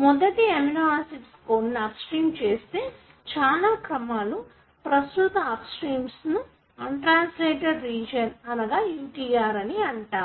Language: Telugu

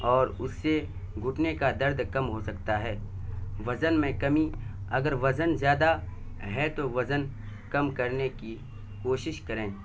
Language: Urdu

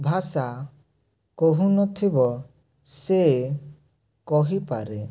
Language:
Odia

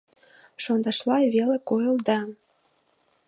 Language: Mari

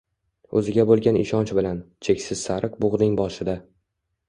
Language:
Uzbek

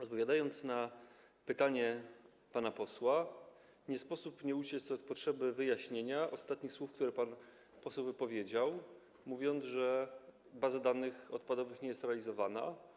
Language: Polish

